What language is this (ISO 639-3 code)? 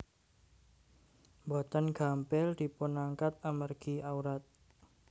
jav